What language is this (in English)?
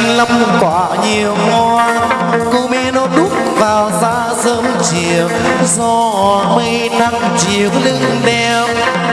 Vietnamese